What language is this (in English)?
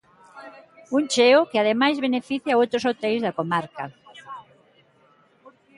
Galician